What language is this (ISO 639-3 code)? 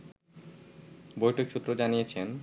ben